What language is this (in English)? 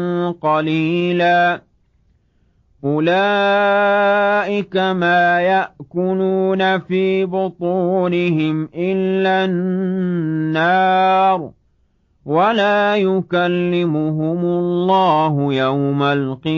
Arabic